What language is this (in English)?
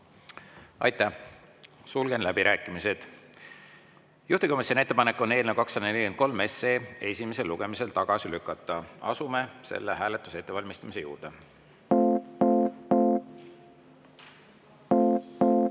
Estonian